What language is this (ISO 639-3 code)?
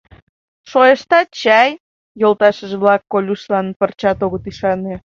chm